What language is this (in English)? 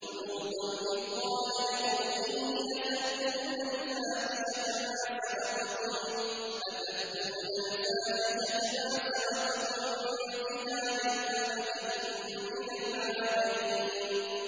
Arabic